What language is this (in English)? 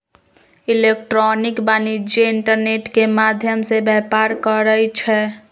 Magahi